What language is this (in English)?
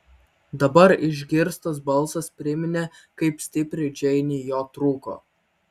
Lithuanian